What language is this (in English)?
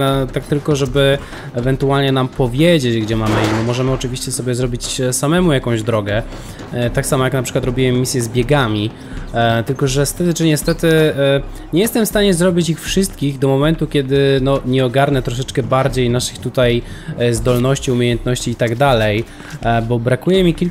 Polish